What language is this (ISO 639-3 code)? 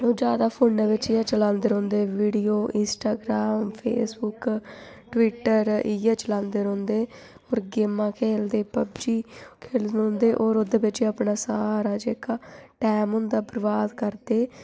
doi